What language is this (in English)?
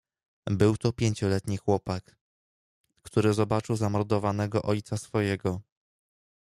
Polish